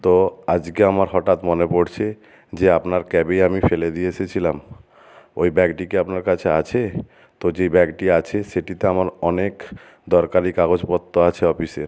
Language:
Bangla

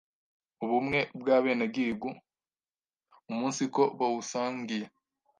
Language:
Kinyarwanda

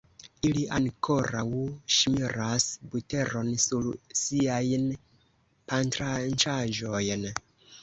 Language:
Esperanto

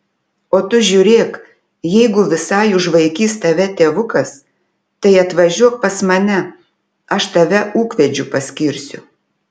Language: Lithuanian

